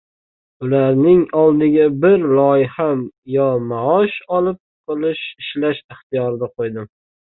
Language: Uzbek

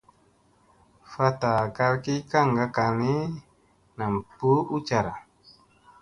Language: Musey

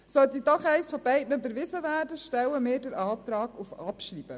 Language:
Swiss German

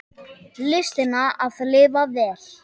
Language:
Icelandic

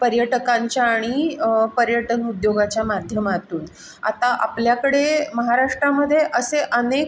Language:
Marathi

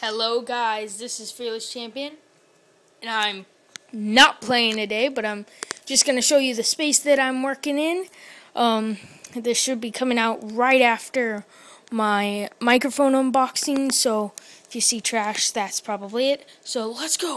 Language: English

